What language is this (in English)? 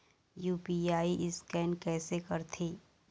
Chhattisgarhi